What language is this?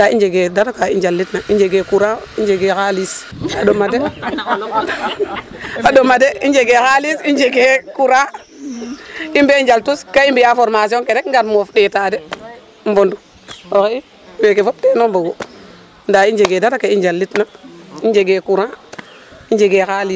Serer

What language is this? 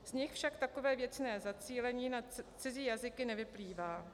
Czech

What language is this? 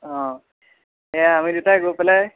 Assamese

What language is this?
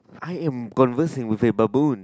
English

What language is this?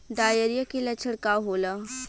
Bhojpuri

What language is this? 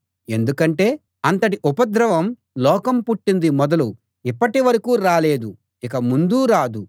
Telugu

